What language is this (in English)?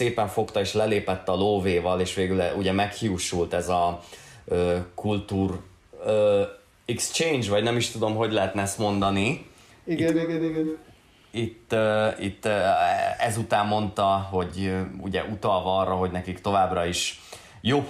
Hungarian